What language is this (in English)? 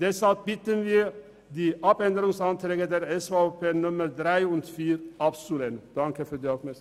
Swiss German